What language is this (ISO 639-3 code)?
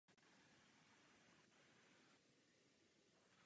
ces